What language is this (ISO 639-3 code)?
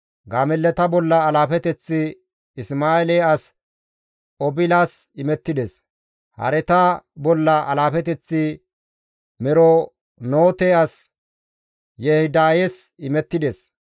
gmv